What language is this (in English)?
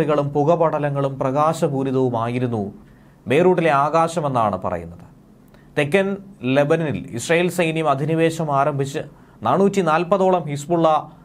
Malayalam